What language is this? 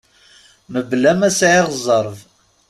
Kabyle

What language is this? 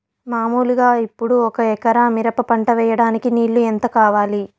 Telugu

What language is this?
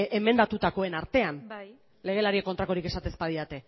Basque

